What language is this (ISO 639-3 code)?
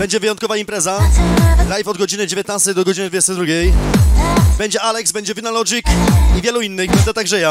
pol